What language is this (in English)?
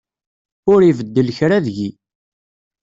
Kabyle